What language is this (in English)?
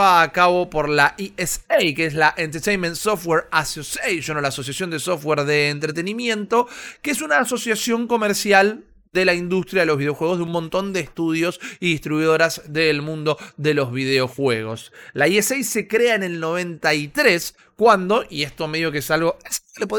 Spanish